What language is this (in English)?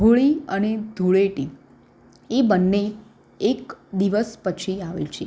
Gujarati